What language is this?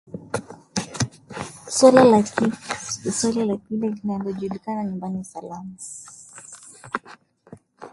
Swahili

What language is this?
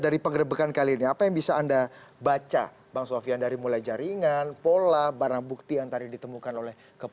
Indonesian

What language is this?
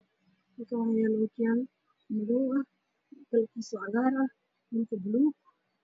Somali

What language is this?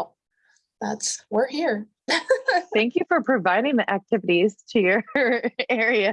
English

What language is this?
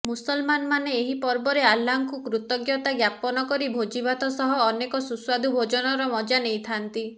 Odia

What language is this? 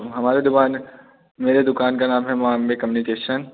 Hindi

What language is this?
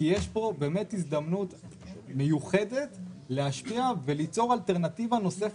Hebrew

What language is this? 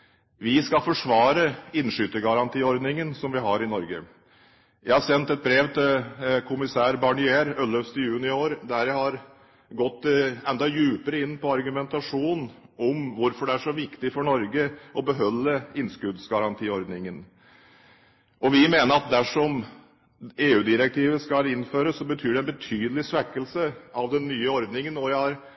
Norwegian Bokmål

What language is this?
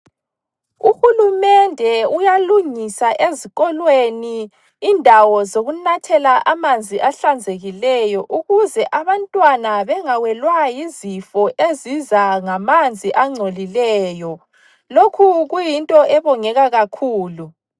North Ndebele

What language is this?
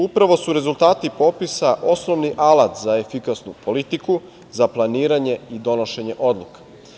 Serbian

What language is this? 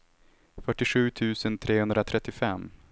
Swedish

